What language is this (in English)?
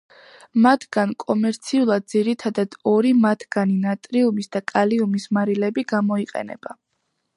Georgian